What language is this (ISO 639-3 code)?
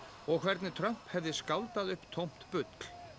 isl